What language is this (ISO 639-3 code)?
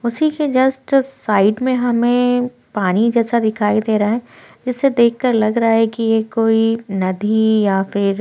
hin